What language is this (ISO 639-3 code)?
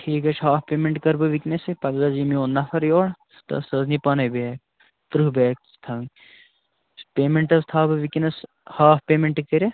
kas